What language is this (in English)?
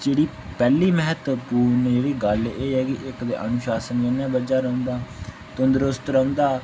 Dogri